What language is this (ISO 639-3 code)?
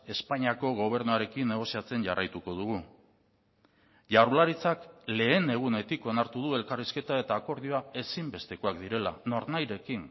eus